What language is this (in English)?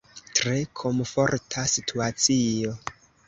Esperanto